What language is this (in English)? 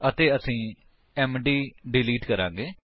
Punjabi